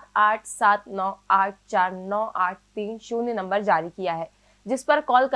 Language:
Hindi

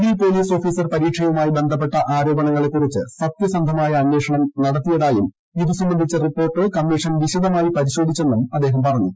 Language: Malayalam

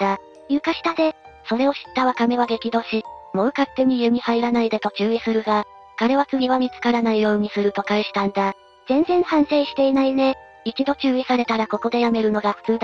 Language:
Japanese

